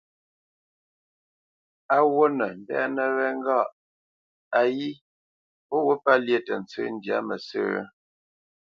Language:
Bamenyam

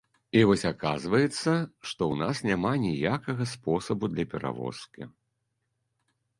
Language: Belarusian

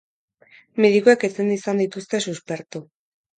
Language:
Basque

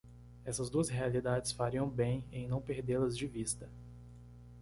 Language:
Portuguese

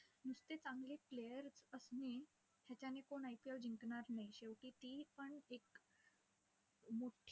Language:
Marathi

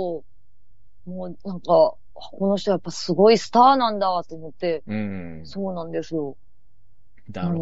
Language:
Japanese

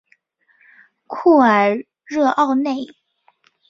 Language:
Chinese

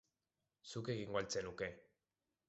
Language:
Basque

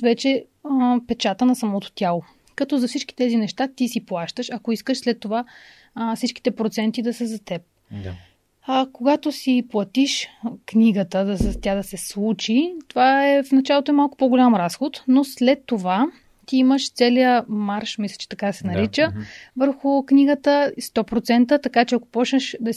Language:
Bulgarian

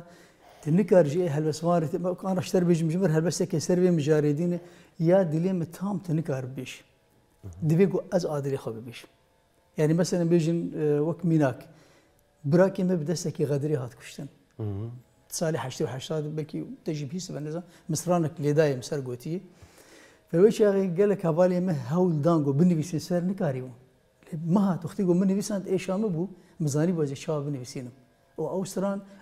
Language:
Arabic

